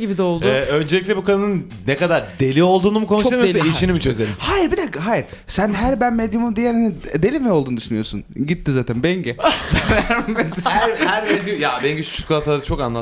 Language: Turkish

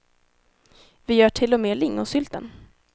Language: Swedish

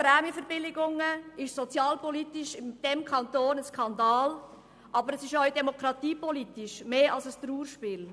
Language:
Swiss German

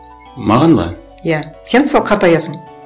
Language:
Kazakh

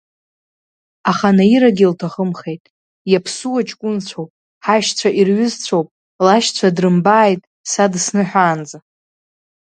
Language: Abkhazian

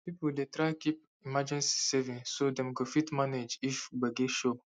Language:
Nigerian Pidgin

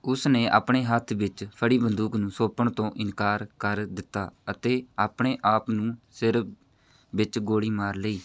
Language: Punjabi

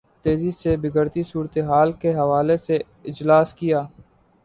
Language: Urdu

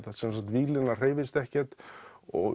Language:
Icelandic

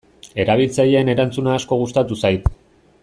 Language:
Basque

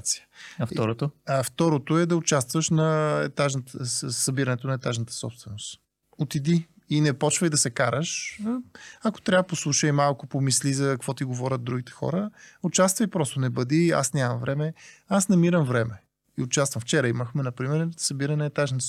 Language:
Bulgarian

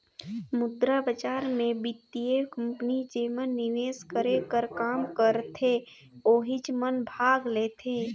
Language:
Chhattisgarhi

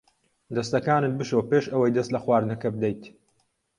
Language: Central Kurdish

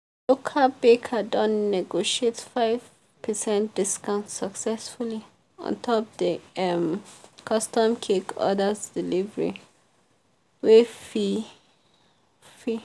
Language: Nigerian Pidgin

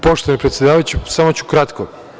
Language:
Serbian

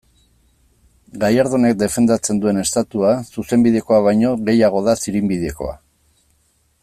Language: Basque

